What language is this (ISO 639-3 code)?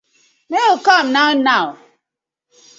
pcm